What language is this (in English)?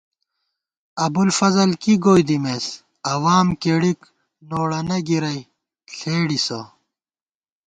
Gawar-Bati